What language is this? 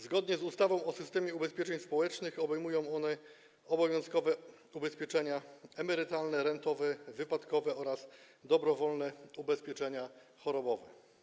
Polish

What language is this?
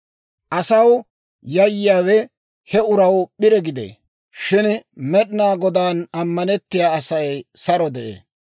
Dawro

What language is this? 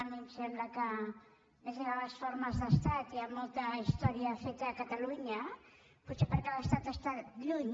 Catalan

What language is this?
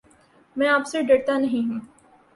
Urdu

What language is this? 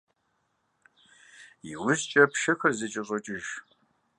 Kabardian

